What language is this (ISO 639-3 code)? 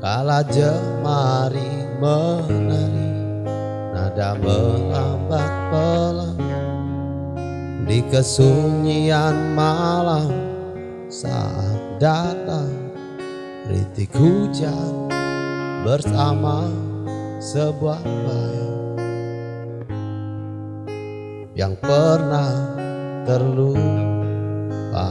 ind